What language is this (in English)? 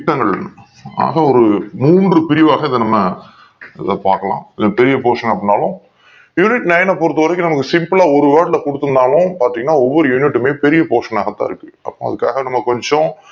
Tamil